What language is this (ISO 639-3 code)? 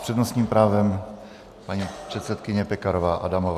ces